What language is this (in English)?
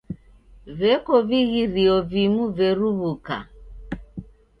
Taita